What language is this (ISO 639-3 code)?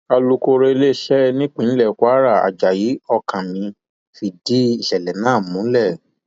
yor